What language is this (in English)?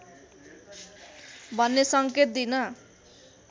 Nepali